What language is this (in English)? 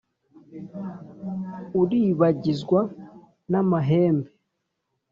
Kinyarwanda